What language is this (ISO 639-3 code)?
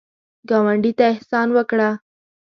pus